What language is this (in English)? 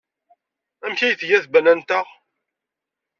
Kabyle